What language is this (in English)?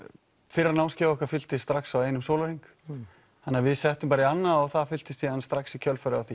Icelandic